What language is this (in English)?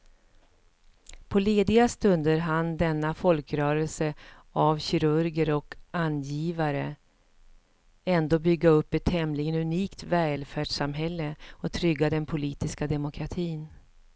Swedish